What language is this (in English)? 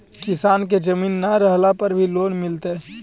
Magahi